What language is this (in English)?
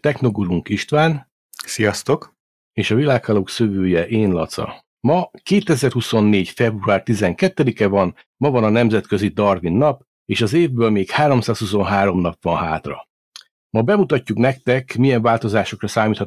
Hungarian